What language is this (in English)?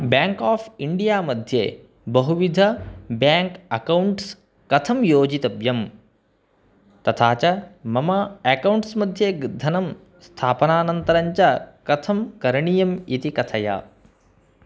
Sanskrit